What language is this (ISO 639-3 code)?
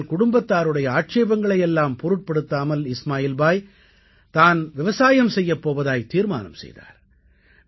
tam